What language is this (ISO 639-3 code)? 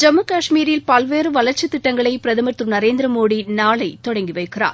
tam